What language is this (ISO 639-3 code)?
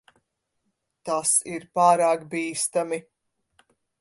lav